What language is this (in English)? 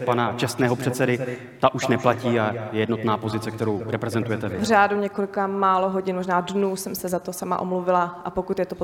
Czech